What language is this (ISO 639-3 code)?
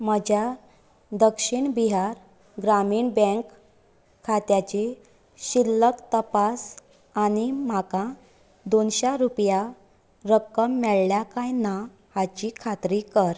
kok